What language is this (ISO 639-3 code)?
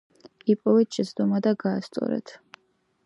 kat